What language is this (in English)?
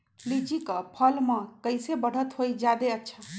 Magahi